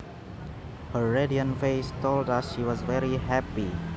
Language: Javanese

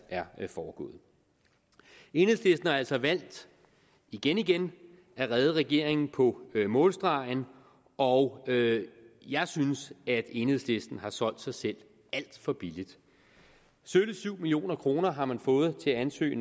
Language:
Danish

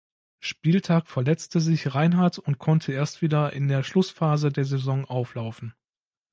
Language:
German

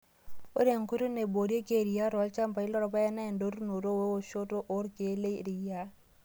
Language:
Masai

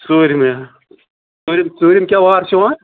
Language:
Kashmiri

